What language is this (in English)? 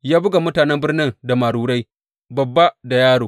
Hausa